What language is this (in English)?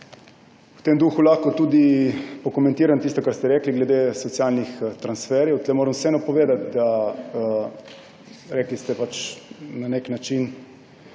Slovenian